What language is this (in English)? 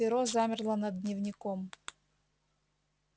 Russian